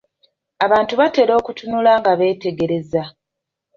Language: Ganda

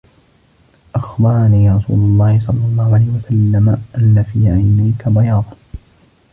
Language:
Arabic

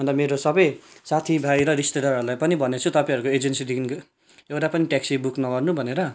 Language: Nepali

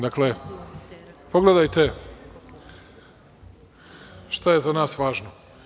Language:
Serbian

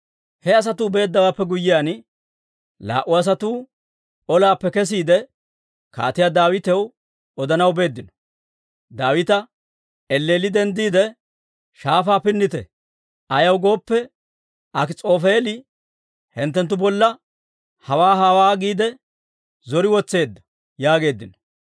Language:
Dawro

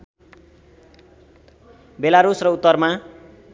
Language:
Nepali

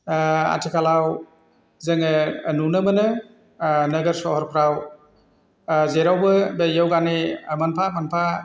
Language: Bodo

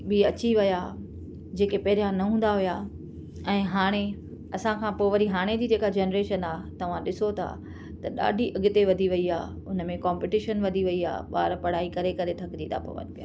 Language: Sindhi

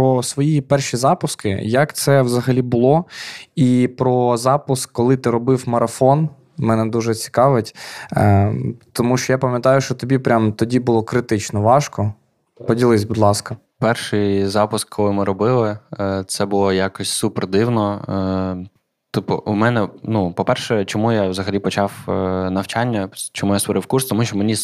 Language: Ukrainian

